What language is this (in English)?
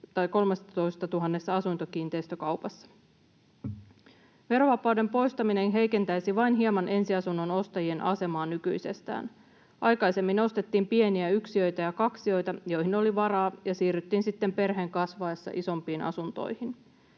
Finnish